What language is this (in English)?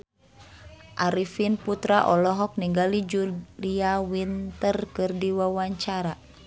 Sundanese